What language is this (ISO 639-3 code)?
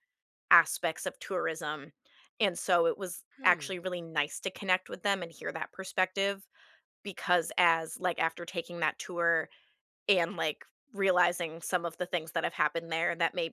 eng